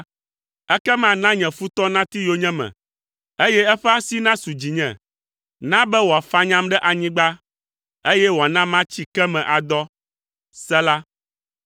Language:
Ewe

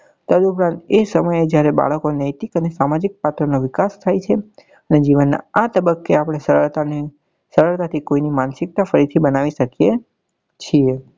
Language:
Gujarati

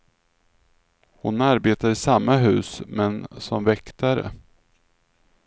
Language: Swedish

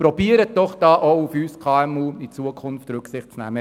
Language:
Swiss German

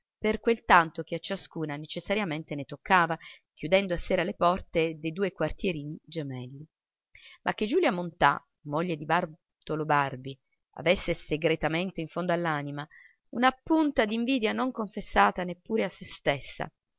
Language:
Italian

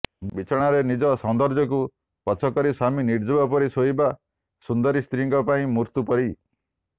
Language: Odia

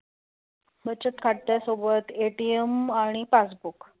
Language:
Marathi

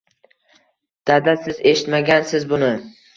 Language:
Uzbek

